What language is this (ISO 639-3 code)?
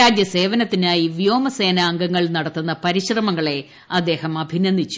mal